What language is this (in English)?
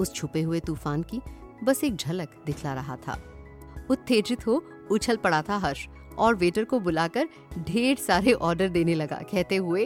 Hindi